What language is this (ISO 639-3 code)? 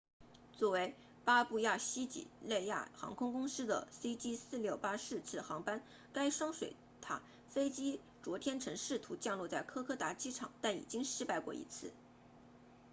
zho